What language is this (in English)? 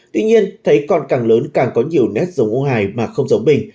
Vietnamese